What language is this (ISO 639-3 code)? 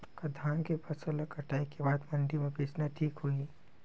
hne